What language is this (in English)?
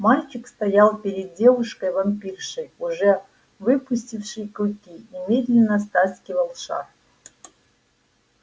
Russian